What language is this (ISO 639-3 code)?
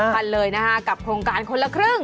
tha